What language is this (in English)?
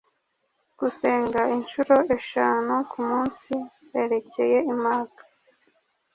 Kinyarwanda